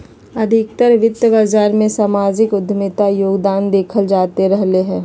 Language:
Magahi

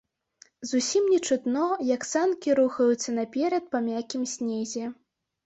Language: Belarusian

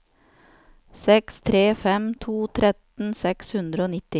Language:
Norwegian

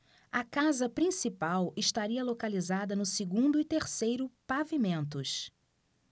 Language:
Portuguese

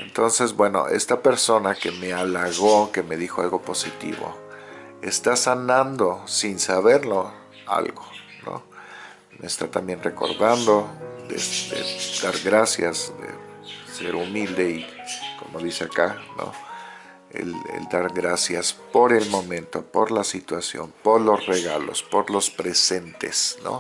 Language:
Spanish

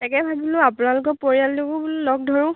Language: Assamese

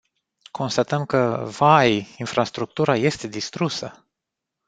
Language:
Romanian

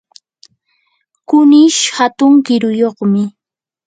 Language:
Yanahuanca Pasco Quechua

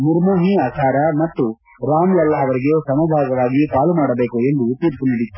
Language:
Kannada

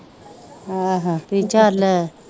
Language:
Punjabi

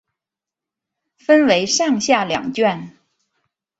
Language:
Chinese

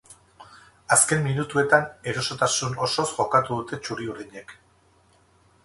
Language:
Basque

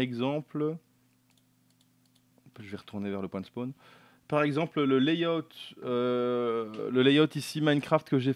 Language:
French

